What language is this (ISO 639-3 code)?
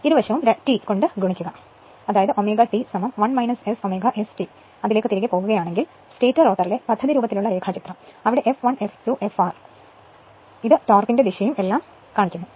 mal